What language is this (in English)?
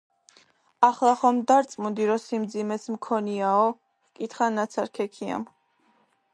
Georgian